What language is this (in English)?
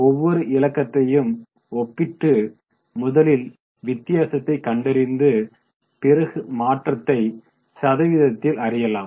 Tamil